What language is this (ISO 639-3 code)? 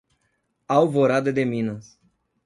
por